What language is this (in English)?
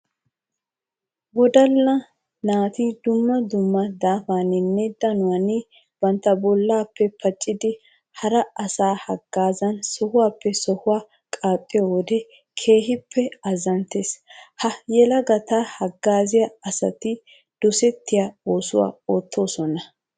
Wolaytta